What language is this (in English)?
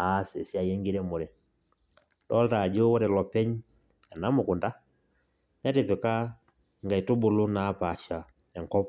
Masai